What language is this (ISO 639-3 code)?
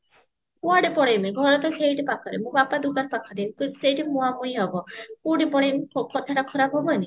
ori